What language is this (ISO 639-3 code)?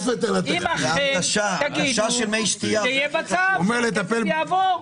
heb